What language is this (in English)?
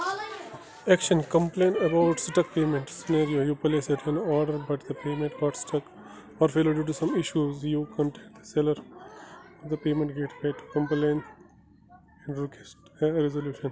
Kashmiri